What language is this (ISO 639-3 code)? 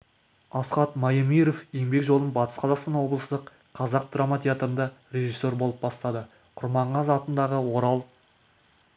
kaz